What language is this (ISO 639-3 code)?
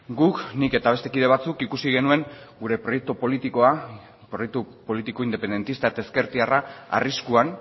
eus